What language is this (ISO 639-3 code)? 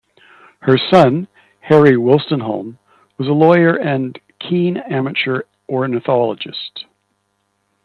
eng